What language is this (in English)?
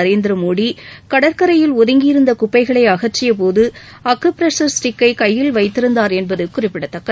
Tamil